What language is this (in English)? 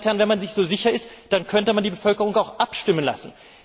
German